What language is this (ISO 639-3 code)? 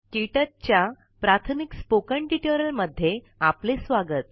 mar